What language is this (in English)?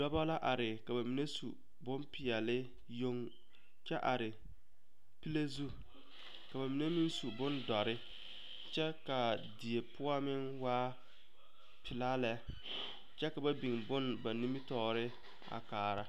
Southern Dagaare